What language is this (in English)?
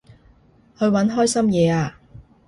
Cantonese